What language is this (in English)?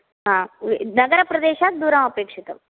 Sanskrit